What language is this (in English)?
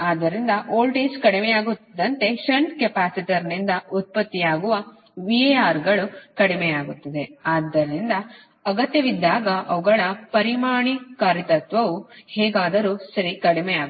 Kannada